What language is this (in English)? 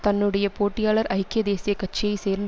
Tamil